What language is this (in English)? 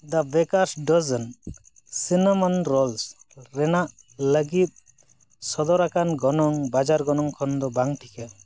Santali